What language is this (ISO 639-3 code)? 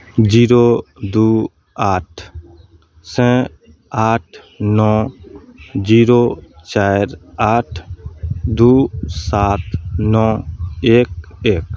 mai